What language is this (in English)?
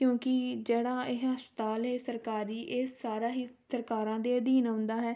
Punjabi